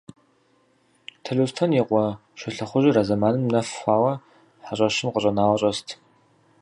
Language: Kabardian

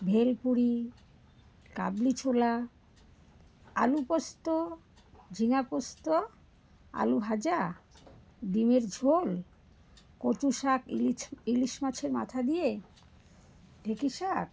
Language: Bangla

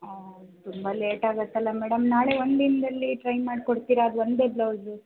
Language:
Kannada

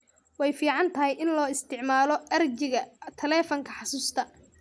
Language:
Somali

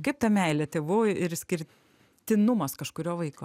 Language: Lithuanian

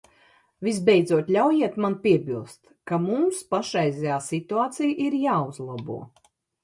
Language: Latvian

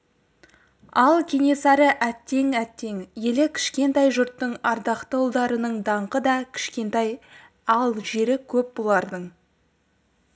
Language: Kazakh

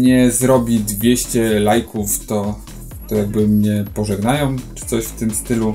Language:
Polish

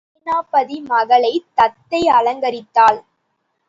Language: Tamil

